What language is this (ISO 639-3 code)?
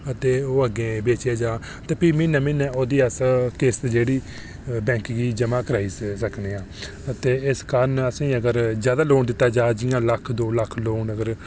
doi